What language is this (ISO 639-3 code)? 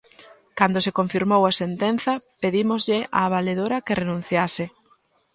glg